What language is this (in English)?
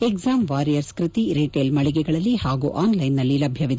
Kannada